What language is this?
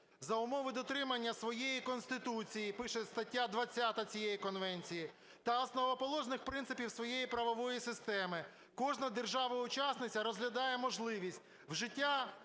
Ukrainian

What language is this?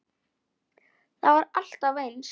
Icelandic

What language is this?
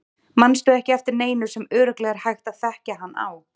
Icelandic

